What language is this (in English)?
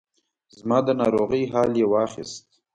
Pashto